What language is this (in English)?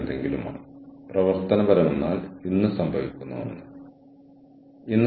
Malayalam